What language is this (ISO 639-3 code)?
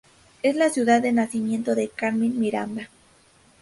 spa